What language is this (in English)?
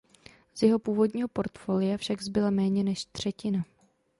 Czech